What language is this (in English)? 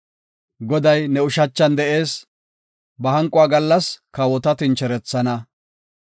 Gofa